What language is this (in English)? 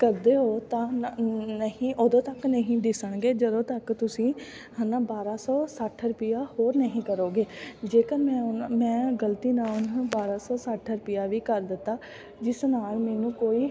Punjabi